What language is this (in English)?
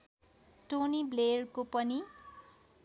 Nepali